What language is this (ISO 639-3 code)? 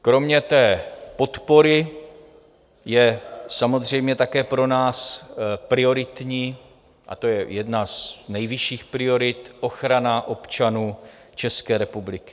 ces